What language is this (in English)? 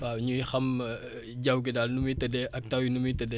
Wolof